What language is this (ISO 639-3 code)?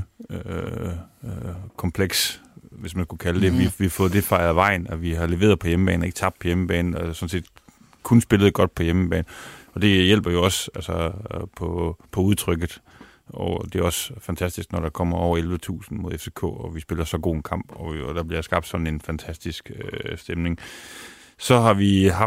dan